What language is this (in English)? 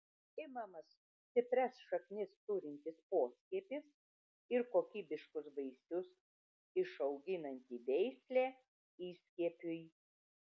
Lithuanian